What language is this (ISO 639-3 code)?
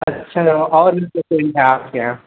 hin